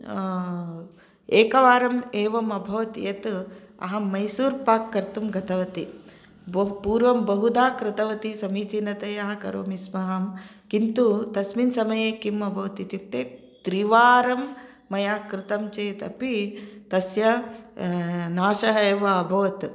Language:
Sanskrit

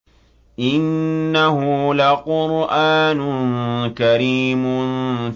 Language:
Arabic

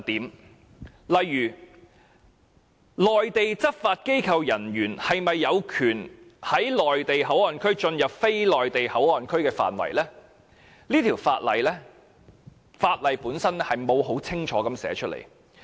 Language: Cantonese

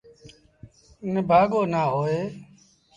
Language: Sindhi Bhil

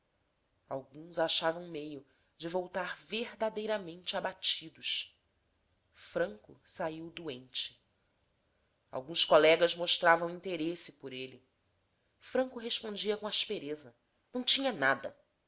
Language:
Portuguese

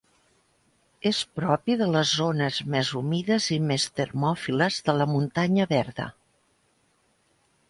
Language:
Catalan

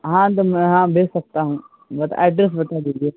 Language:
Urdu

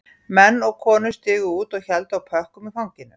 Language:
Icelandic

